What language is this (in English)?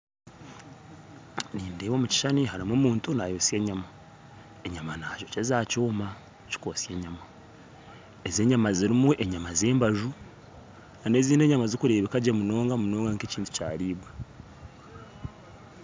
Nyankole